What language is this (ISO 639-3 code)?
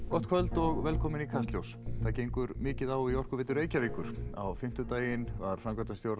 isl